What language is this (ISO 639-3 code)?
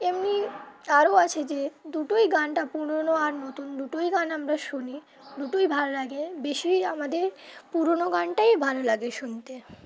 ben